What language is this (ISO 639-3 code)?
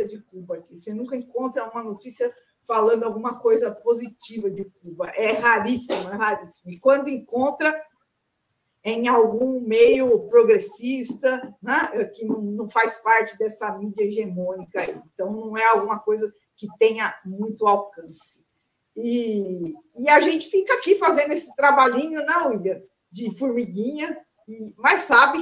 por